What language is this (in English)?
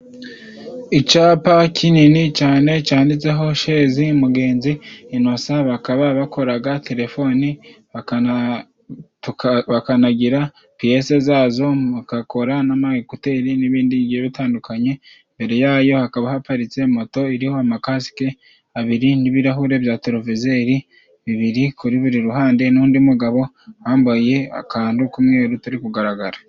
Kinyarwanda